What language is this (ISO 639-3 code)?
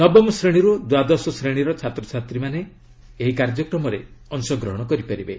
ori